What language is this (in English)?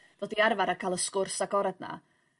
Welsh